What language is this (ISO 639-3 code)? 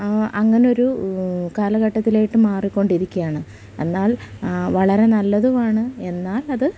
mal